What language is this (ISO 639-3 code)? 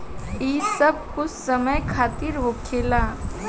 bho